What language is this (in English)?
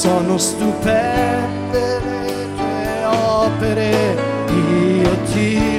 Italian